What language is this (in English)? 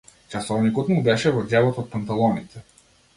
Macedonian